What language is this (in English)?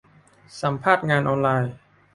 Thai